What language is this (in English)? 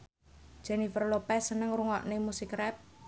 Javanese